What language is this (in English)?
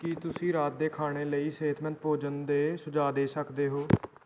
Punjabi